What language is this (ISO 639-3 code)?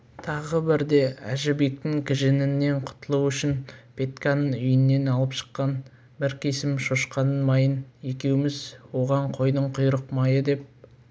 kaz